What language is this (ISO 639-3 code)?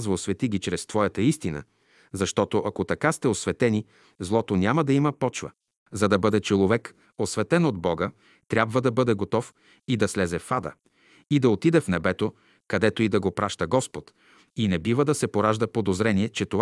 bul